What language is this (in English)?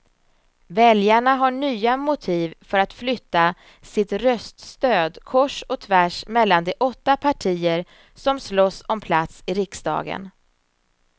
Swedish